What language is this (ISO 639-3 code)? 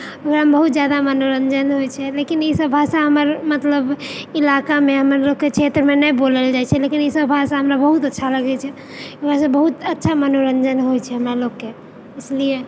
mai